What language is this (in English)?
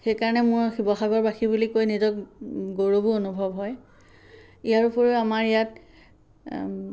Assamese